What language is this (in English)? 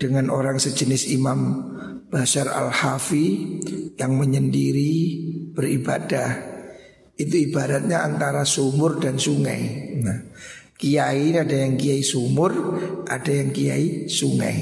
Indonesian